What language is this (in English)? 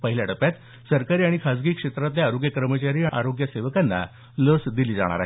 Marathi